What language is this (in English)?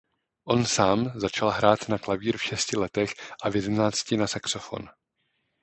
Czech